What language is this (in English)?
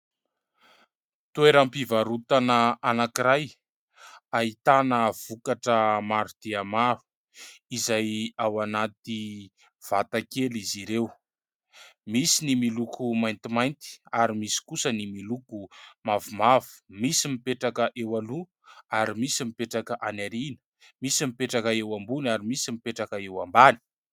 Malagasy